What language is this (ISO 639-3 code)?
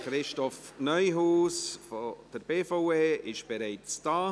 gsw